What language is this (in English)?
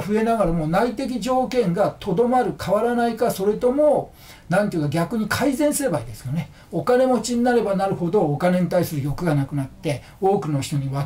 Japanese